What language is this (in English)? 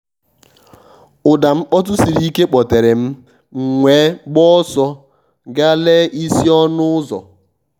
Igbo